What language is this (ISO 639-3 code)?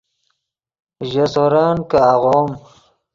ydg